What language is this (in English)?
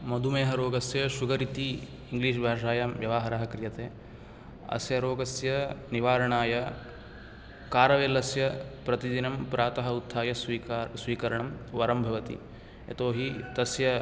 Sanskrit